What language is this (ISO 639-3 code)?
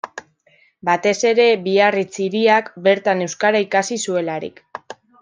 eus